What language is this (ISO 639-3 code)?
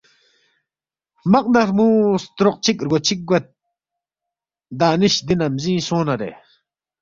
bft